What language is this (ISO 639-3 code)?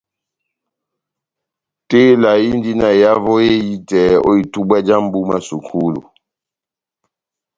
bnm